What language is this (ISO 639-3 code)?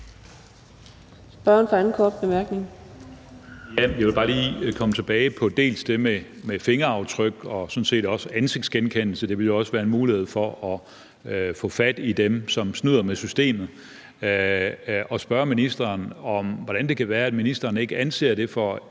dan